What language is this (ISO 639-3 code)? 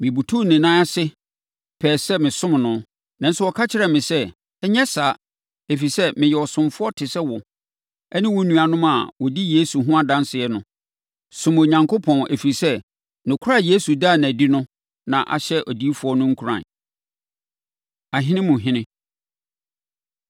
aka